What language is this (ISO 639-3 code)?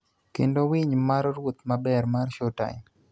luo